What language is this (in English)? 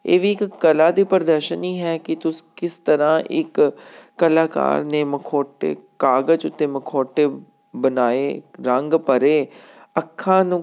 Punjabi